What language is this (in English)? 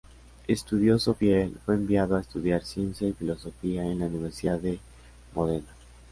Spanish